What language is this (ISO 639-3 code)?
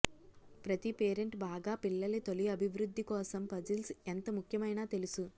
tel